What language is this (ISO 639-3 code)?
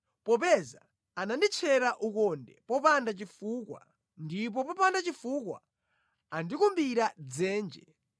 nya